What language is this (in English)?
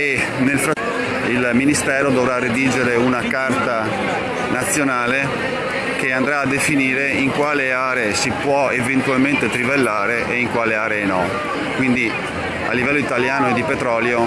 Italian